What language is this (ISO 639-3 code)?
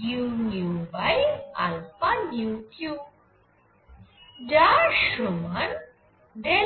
ben